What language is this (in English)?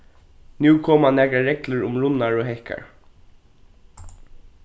Faroese